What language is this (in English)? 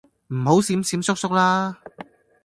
Cantonese